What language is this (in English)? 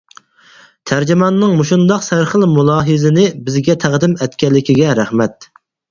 Uyghur